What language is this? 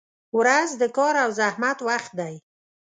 Pashto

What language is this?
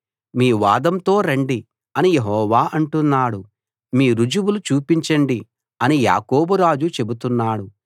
Telugu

